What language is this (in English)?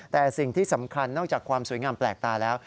Thai